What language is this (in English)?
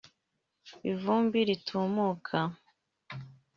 Kinyarwanda